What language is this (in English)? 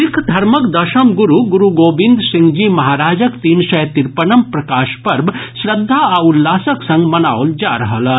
Maithili